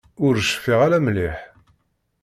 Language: Kabyle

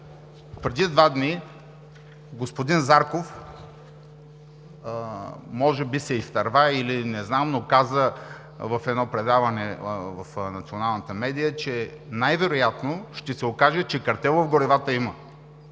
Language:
Bulgarian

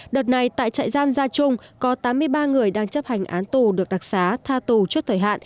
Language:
Vietnamese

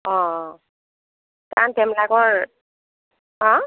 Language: Assamese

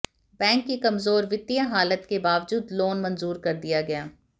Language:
Hindi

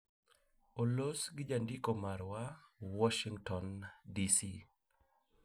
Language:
Luo (Kenya and Tanzania)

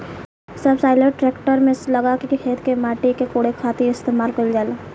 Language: Bhojpuri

